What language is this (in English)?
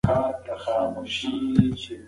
Pashto